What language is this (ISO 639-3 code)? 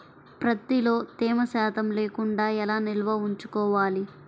tel